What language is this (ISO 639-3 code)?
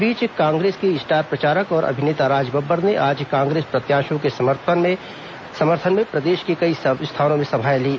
hin